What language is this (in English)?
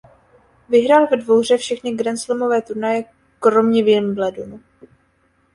Czech